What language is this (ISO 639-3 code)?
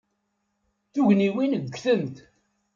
kab